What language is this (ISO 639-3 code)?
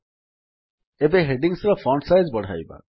ori